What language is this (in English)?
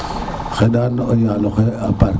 Serer